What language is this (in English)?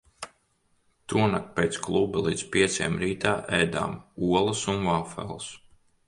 Latvian